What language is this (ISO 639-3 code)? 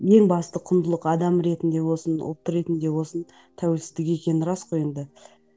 kaz